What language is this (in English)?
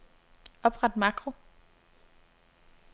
Danish